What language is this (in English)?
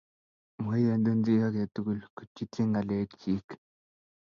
Kalenjin